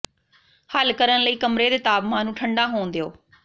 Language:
Punjabi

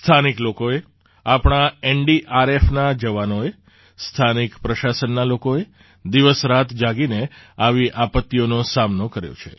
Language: Gujarati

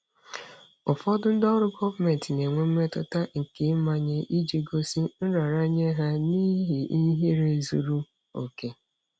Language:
Igbo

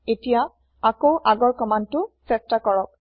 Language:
Assamese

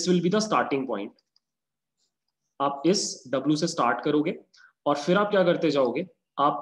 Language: Hindi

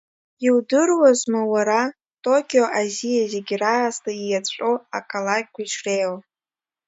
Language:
Abkhazian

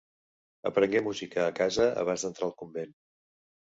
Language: Catalan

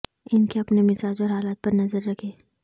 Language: Urdu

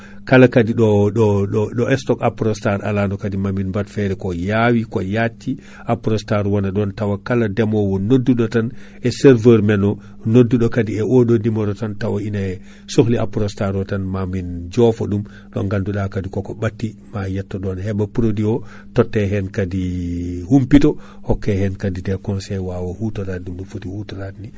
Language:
Fula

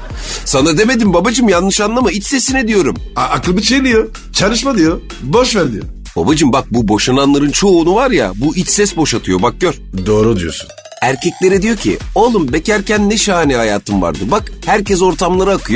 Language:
Turkish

